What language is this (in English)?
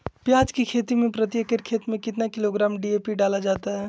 Magahi